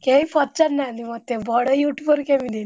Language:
Odia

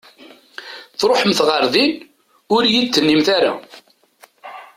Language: Kabyle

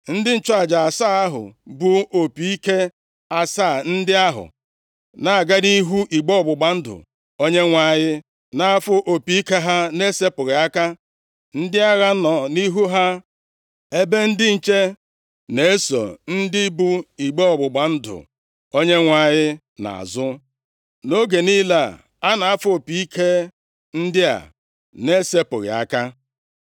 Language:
Igbo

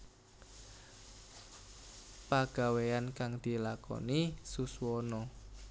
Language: Javanese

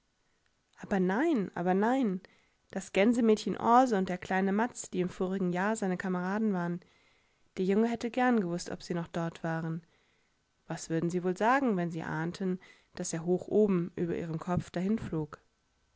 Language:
German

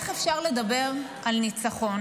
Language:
Hebrew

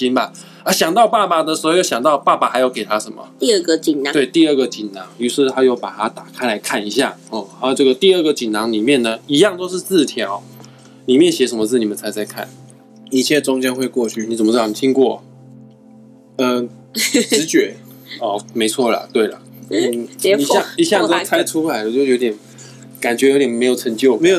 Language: Chinese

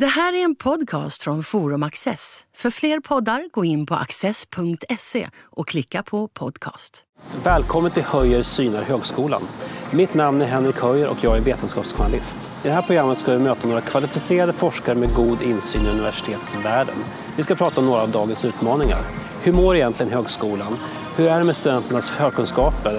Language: Swedish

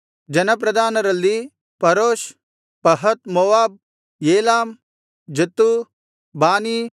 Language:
Kannada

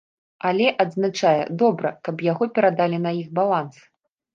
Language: Belarusian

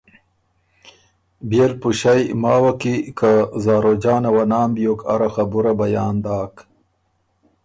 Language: Ormuri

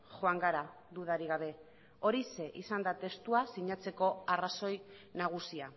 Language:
Basque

